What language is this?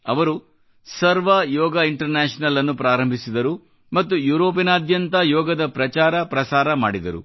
Kannada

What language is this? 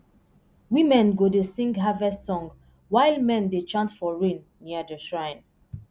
Nigerian Pidgin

